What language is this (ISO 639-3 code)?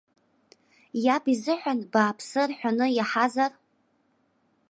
abk